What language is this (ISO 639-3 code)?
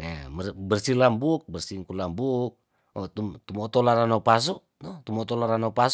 tdn